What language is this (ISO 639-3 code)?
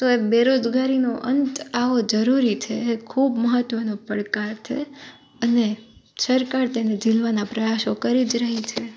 guj